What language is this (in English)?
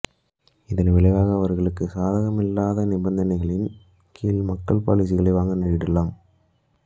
Tamil